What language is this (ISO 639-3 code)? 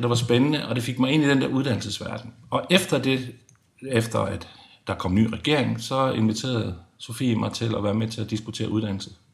dan